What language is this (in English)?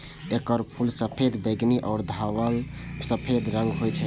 Maithili